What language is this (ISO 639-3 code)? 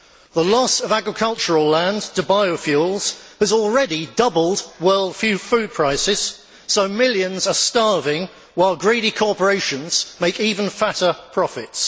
eng